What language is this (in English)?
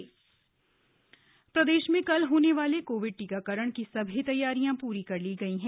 Hindi